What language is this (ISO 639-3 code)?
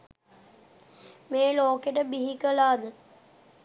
sin